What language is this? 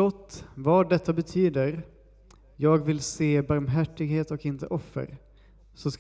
Swedish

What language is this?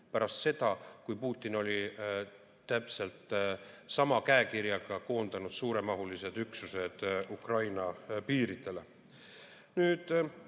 Estonian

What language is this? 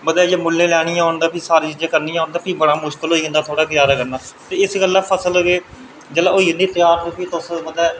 Dogri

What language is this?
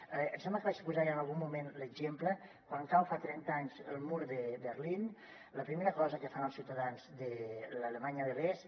Catalan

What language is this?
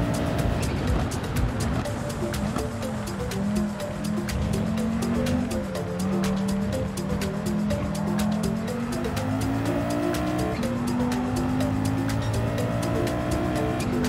Russian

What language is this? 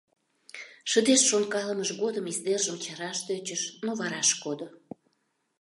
Mari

